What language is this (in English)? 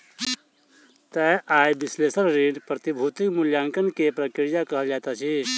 Maithili